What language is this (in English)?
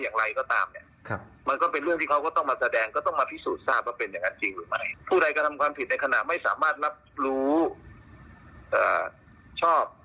Thai